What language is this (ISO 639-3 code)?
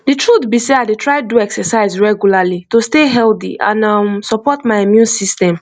pcm